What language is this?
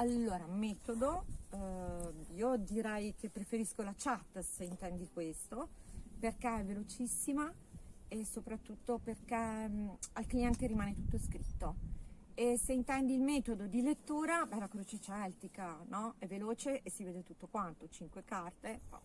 Italian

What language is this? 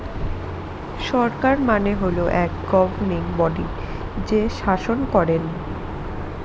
Bangla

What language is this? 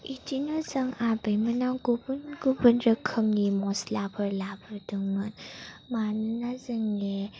Bodo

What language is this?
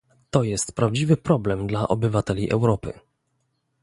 Polish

